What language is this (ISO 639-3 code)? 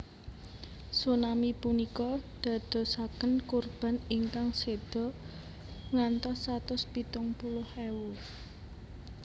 jav